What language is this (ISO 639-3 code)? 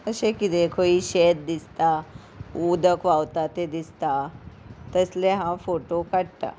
kok